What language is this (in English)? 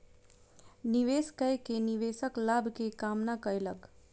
Maithili